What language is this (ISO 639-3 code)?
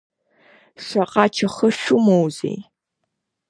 abk